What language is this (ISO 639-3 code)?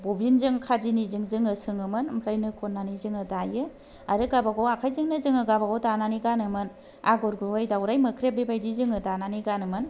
brx